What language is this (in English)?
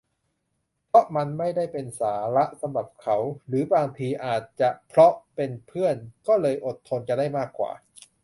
Thai